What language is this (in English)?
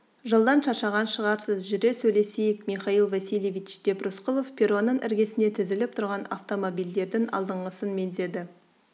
Kazakh